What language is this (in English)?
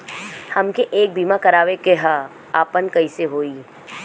Bhojpuri